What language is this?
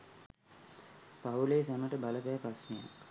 Sinhala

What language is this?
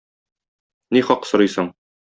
Tatar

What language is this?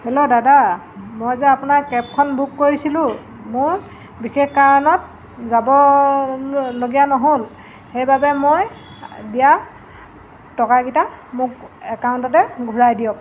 Assamese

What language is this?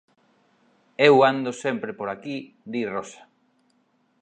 Galician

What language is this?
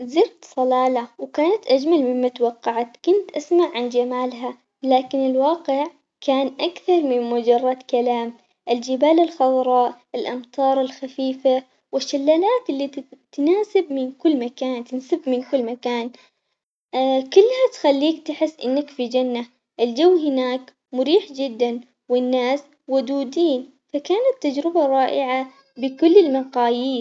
Omani Arabic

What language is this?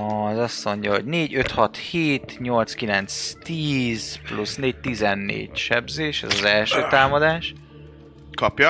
Hungarian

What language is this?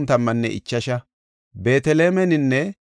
Gofa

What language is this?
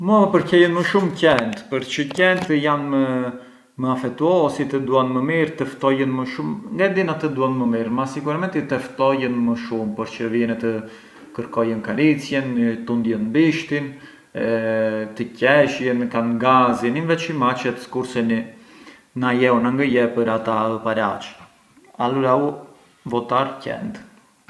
Arbëreshë Albanian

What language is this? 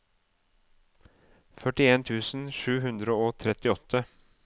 Norwegian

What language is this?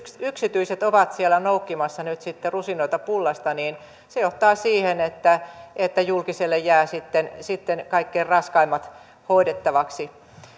Finnish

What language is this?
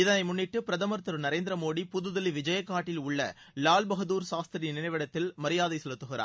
Tamil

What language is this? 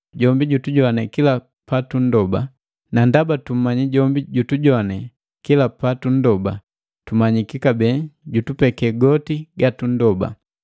Matengo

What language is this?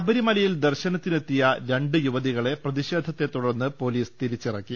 Malayalam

